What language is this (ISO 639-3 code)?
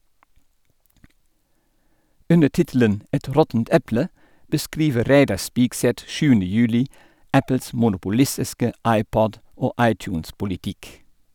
nor